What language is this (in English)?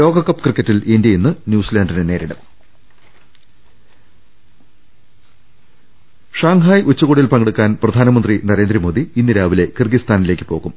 Malayalam